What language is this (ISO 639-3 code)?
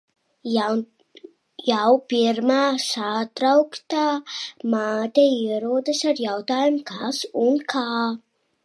lav